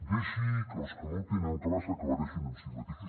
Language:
Catalan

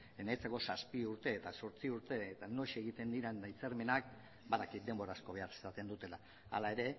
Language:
Basque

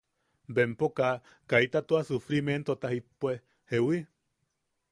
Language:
Yaqui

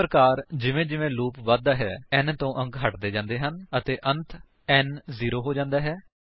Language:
Punjabi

